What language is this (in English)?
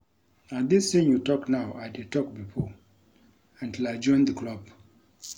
Nigerian Pidgin